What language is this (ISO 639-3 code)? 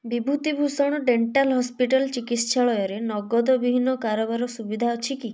ori